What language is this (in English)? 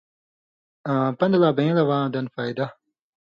Indus Kohistani